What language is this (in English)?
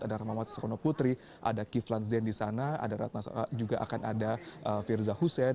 Indonesian